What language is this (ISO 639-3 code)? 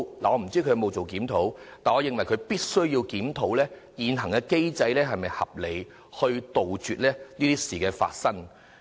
yue